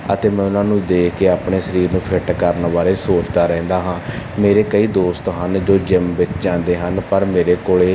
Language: Punjabi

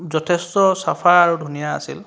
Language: Assamese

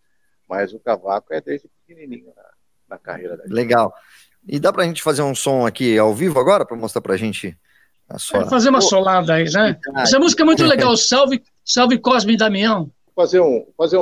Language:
Portuguese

